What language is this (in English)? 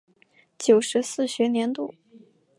Chinese